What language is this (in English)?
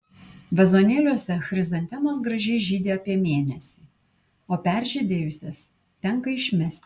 Lithuanian